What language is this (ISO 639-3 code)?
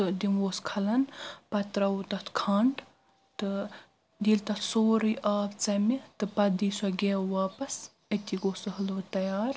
kas